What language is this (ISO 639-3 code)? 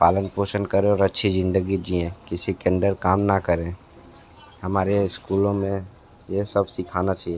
hin